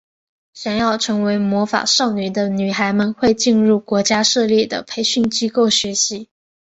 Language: Chinese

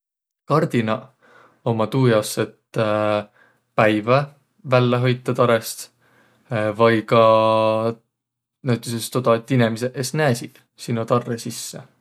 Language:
Võro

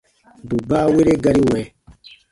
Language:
Baatonum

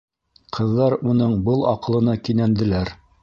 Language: Bashkir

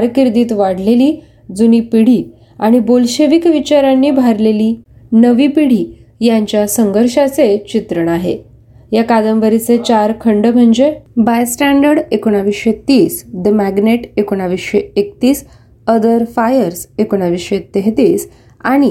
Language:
Marathi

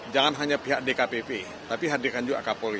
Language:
Indonesian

